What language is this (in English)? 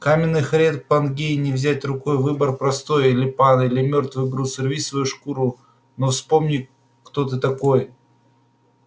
Russian